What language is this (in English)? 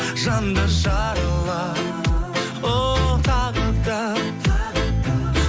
Kazakh